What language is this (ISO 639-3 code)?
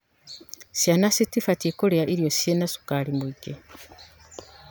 kik